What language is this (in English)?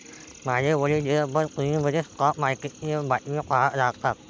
Marathi